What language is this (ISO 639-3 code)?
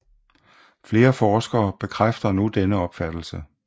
dan